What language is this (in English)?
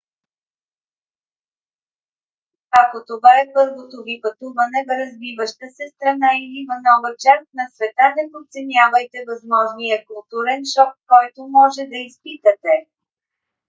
Bulgarian